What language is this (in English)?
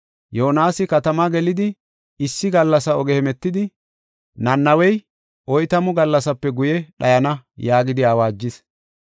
Gofa